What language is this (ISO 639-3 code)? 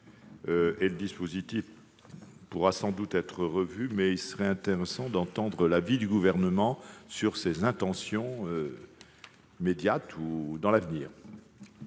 fra